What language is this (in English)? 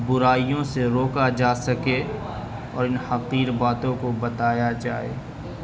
Urdu